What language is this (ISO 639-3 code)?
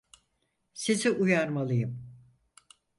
tur